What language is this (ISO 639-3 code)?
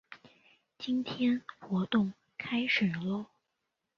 zho